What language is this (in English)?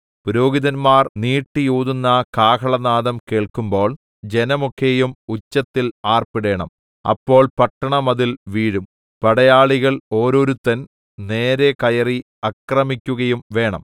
Malayalam